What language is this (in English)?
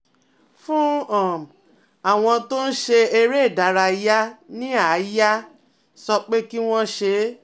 Yoruba